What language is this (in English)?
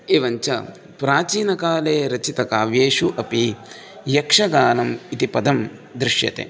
Sanskrit